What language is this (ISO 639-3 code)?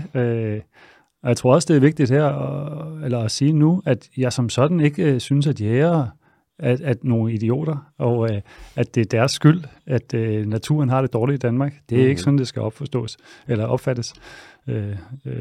dan